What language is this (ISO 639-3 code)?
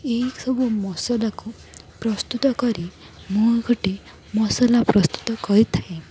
ori